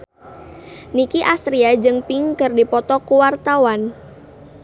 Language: Sundanese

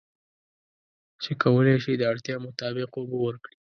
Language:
Pashto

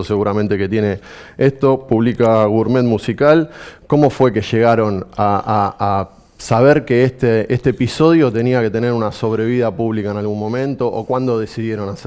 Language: Spanish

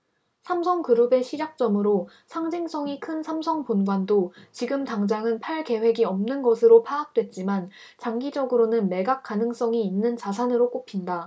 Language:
Korean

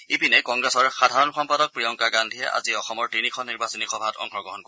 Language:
Assamese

